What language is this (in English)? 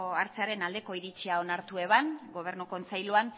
Basque